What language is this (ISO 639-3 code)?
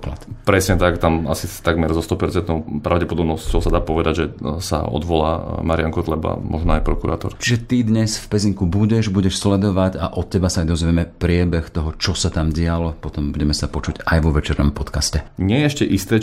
slk